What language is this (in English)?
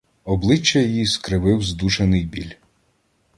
Ukrainian